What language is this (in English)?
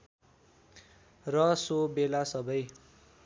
Nepali